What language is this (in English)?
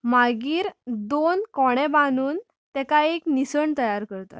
Konkani